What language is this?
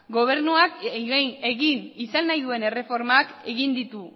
Basque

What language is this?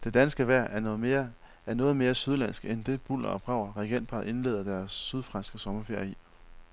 Danish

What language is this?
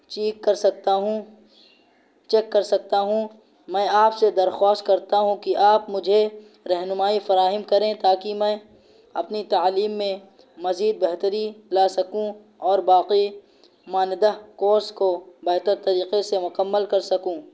Urdu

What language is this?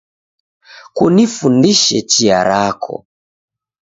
Taita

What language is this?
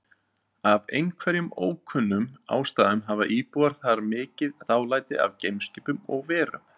Icelandic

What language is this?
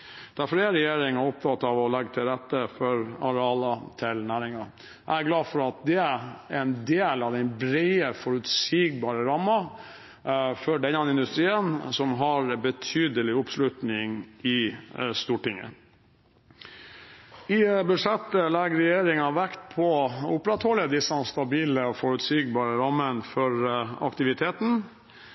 Norwegian Bokmål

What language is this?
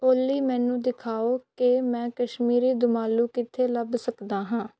Punjabi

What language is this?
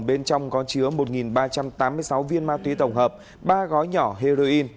Vietnamese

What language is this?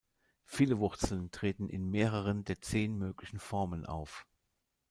German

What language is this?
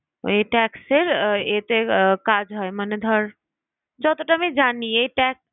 Bangla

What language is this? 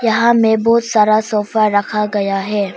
Hindi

